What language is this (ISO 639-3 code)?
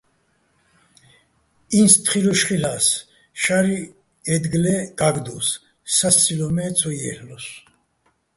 bbl